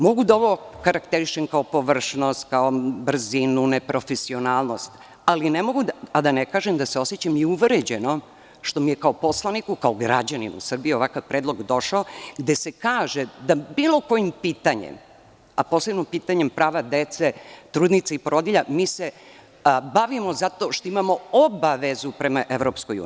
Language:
Serbian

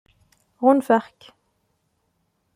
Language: Kabyle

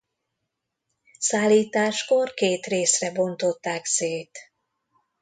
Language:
Hungarian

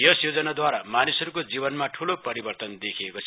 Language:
Nepali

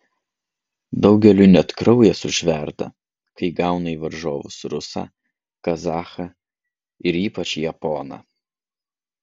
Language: Lithuanian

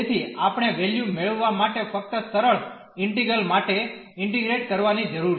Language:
Gujarati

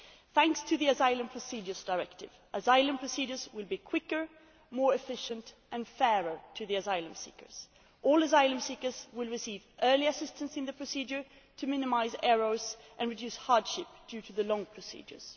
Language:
English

